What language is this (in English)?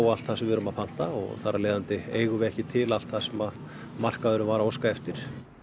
Icelandic